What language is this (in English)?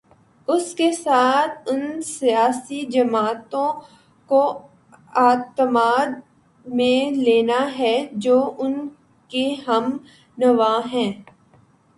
Urdu